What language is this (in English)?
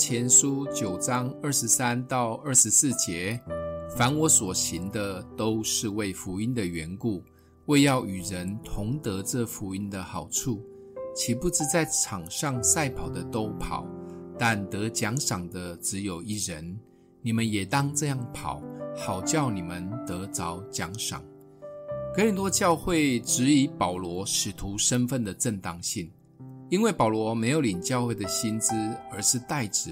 Chinese